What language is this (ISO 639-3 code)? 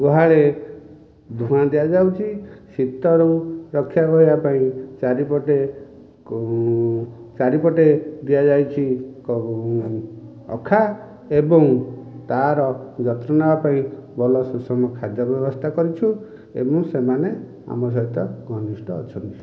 ori